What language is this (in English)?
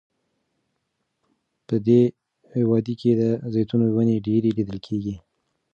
Pashto